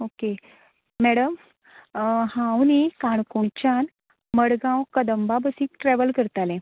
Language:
Konkani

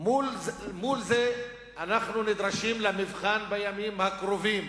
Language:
Hebrew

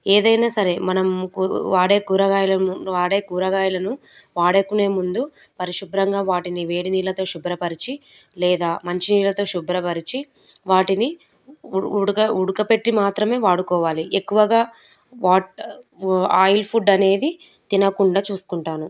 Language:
Telugu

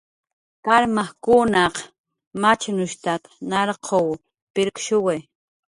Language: Jaqaru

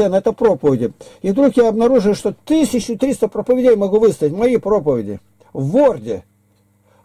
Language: Russian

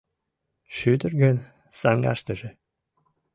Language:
Mari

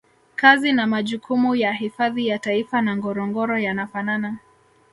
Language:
Swahili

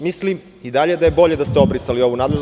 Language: Serbian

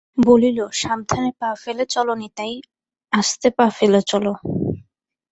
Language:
Bangla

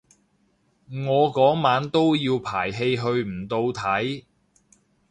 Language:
Cantonese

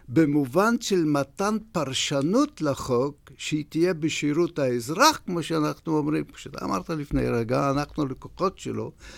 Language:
Hebrew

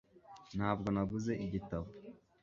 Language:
Kinyarwanda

